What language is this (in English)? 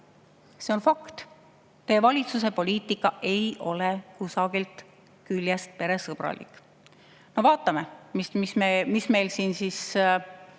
Estonian